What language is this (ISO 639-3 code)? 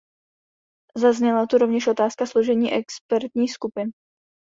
ces